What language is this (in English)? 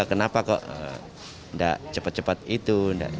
Indonesian